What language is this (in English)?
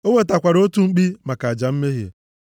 Igbo